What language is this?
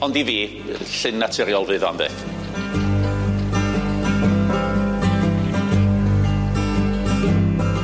Welsh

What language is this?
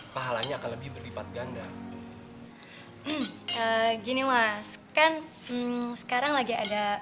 Indonesian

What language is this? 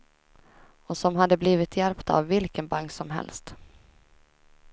Swedish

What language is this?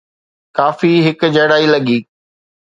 Sindhi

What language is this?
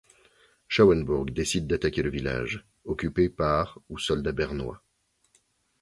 French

